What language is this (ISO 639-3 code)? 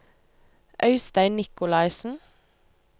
nor